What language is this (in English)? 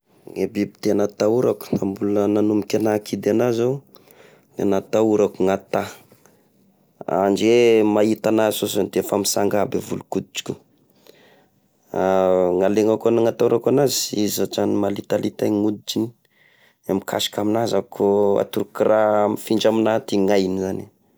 Tesaka Malagasy